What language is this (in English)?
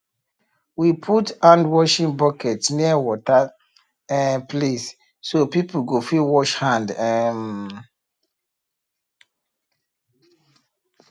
Nigerian Pidgin